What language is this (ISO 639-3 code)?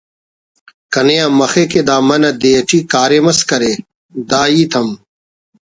brh